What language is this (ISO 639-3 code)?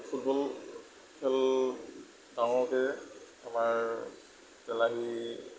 asm